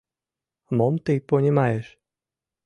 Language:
Mari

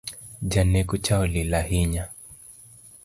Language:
Luo (Kenya and Tanzania)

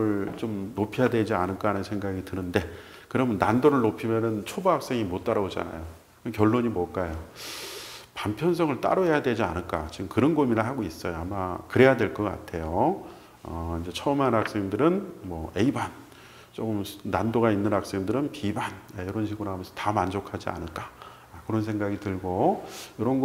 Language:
Korean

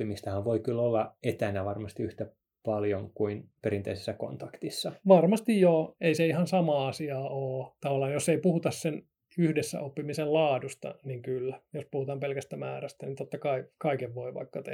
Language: Finnish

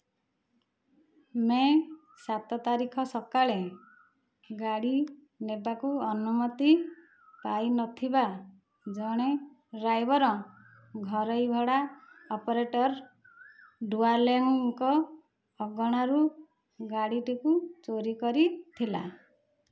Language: Odia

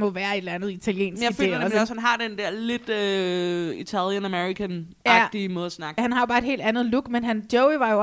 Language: Danish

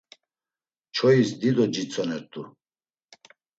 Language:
Laz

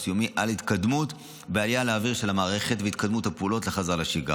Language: Hebrew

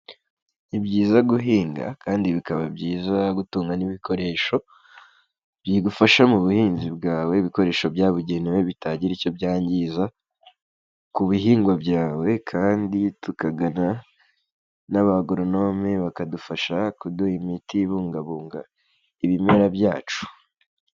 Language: Kinyarwanda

